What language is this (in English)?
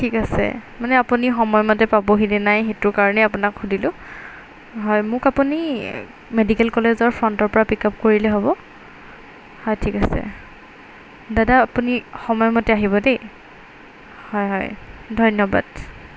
Assamese